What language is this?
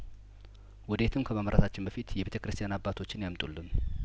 Amharic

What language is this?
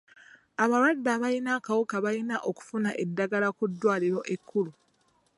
Ganda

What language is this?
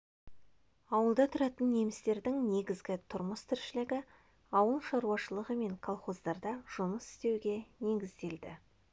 Kazakh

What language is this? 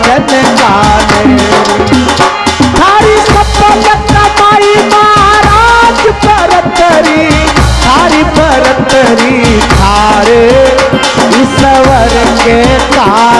Hindi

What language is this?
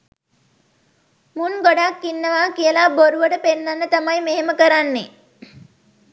Sinhala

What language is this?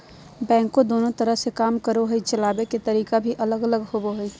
Magahi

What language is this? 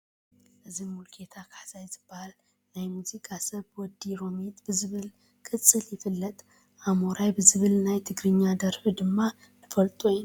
Tigrinya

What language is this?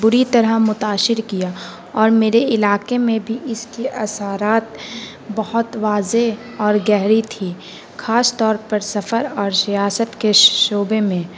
Urdu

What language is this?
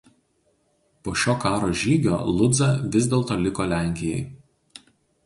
Lithuanian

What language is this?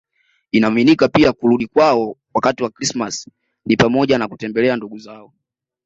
Swahili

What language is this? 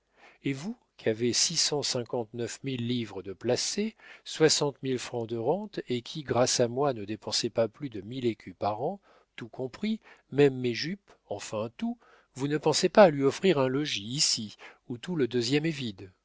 French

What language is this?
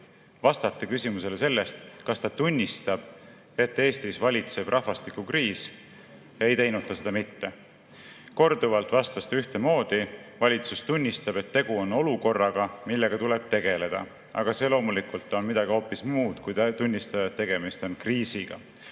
Estonian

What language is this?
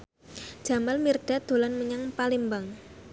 Javanese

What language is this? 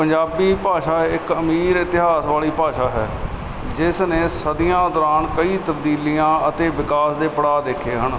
Punjabi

